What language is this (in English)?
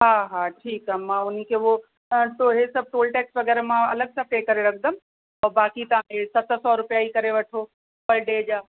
Sindhi